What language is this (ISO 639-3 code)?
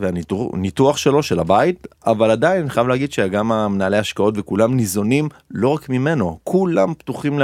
heb